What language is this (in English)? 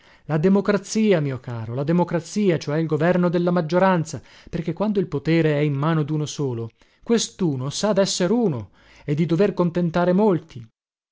Italian